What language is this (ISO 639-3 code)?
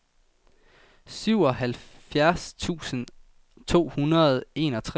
dan